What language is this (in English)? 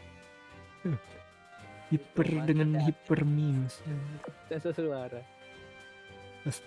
Indonesian